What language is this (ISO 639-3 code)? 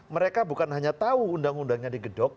ind